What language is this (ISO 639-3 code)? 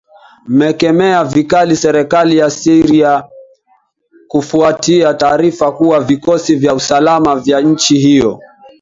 swa